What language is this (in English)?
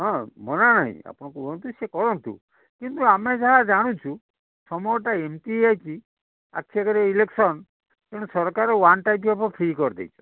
Odia